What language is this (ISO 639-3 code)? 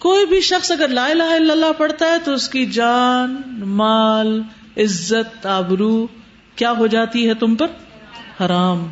urd